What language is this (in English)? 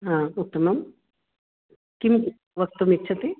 Sanskrit